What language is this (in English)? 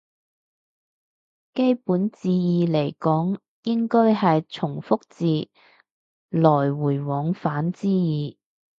Cantonese